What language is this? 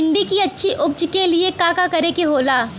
Bhojpuri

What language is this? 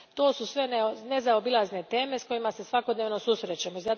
Croatian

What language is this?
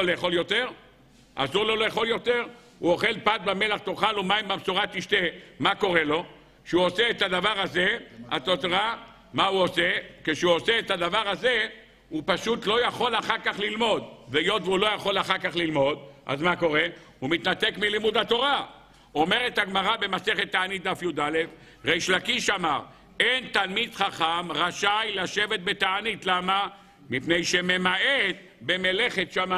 Hebrew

